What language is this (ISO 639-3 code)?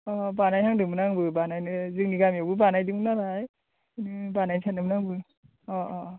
brx